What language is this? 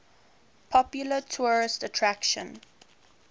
English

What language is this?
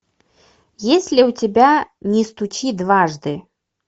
Russian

